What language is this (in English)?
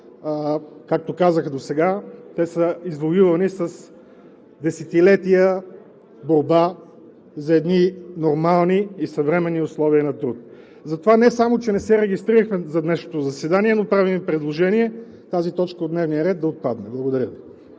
Bulgarian